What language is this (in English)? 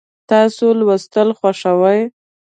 Pashto